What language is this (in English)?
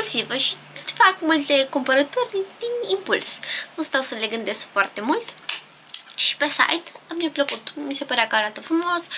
Romanian